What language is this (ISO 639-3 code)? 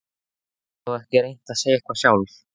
isl